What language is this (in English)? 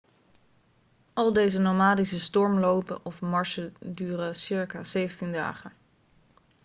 Dutch